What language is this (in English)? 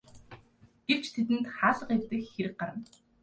Mongolian